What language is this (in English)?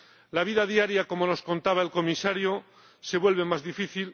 Spanish